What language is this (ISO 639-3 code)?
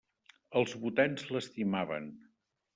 cat